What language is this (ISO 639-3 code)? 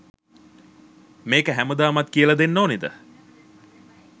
sin